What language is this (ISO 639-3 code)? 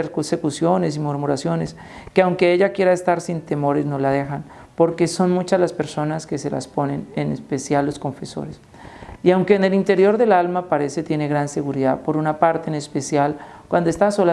spa